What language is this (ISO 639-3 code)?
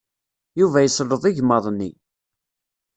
kab